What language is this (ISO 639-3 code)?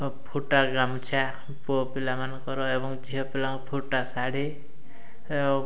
ori